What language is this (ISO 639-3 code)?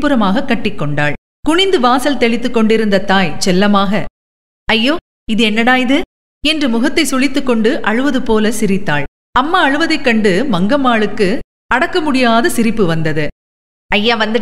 tam